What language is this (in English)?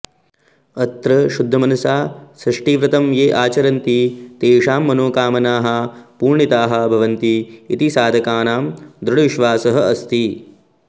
Sanskrit